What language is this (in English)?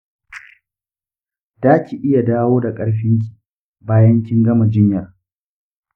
Hausa